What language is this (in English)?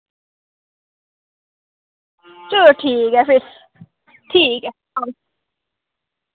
Dogri